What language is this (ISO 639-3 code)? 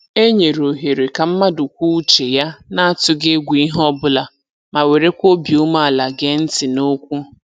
ibo